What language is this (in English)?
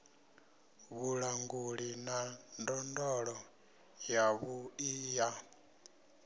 Venda